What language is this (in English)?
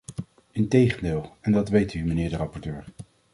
Dutch